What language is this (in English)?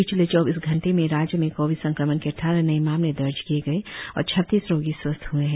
Hindi